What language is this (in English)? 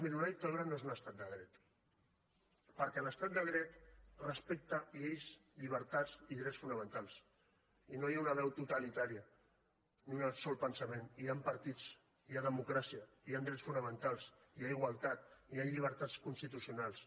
Catalan